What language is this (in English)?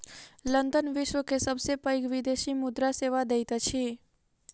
Maithili